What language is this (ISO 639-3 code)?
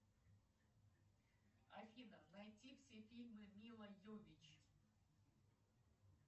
rus